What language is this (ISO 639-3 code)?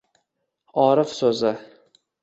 uzb